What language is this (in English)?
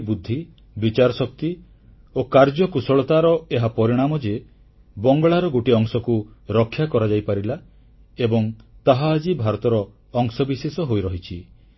Odia